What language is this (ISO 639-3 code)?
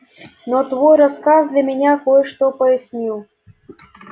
rus